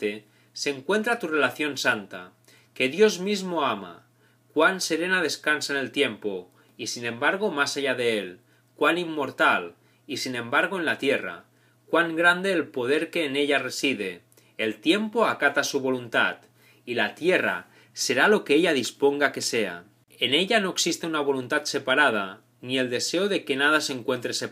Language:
Spanish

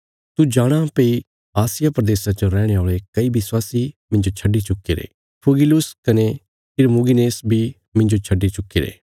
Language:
Bilaspuri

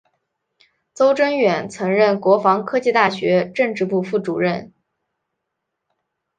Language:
Chinese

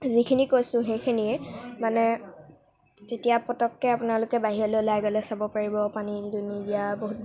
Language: Assamese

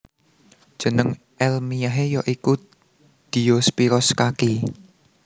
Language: Javanese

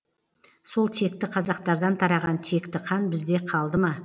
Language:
Kazakh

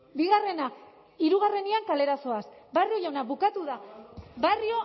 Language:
Basque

